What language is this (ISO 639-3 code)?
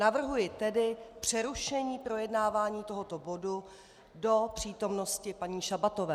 ces